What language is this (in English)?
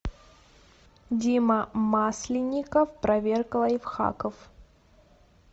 Russian